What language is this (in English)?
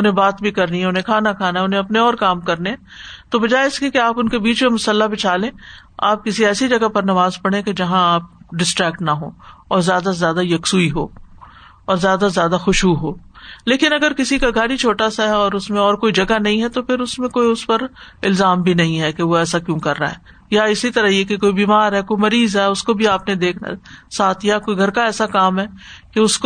Urdu